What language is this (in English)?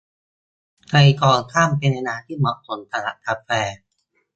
Thai